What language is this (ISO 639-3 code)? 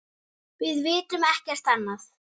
isl